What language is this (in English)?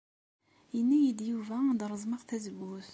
Kabyle